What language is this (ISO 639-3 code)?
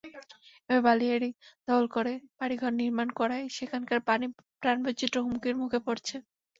ben